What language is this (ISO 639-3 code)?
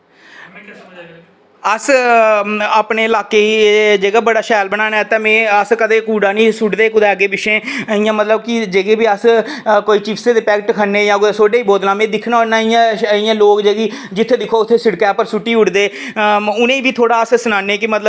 doi